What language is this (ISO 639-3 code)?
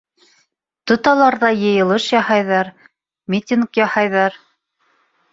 bak